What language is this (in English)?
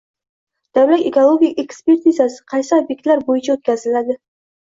Uzbek